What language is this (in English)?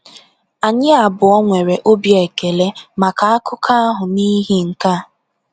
Igbo